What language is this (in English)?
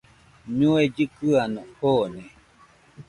Nüpode Huitoto